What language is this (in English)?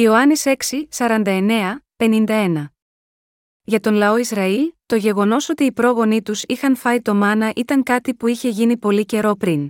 Greek